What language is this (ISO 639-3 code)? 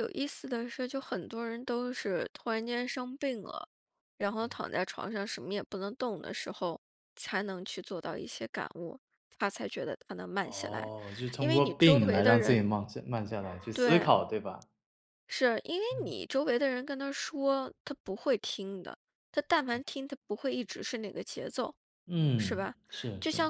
zho